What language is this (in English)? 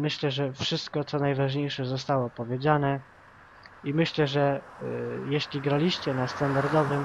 Polish